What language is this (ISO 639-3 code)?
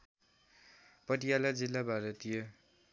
nep